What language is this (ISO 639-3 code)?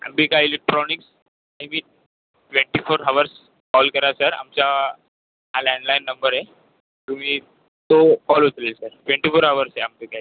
mar